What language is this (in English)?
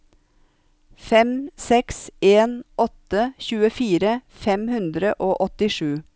Norwegian